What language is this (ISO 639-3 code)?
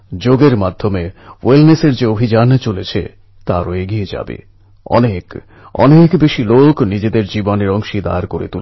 ben